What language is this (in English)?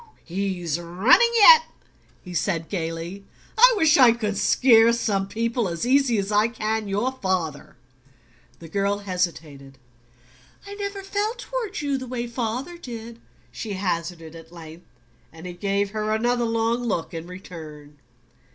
English